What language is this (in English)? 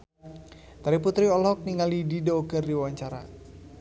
Sundanese